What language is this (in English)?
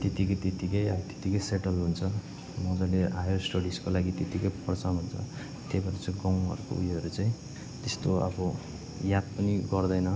Nepali